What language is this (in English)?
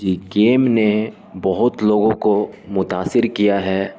Urdu